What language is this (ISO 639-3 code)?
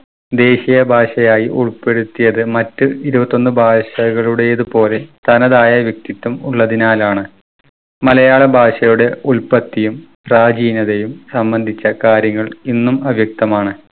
mal